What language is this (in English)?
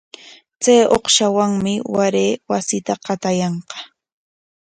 Corongo Ancash Quechua